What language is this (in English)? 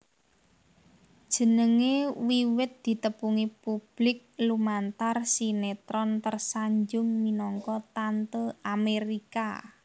Javanese